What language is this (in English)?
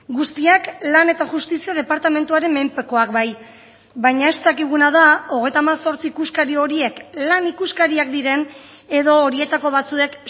Basque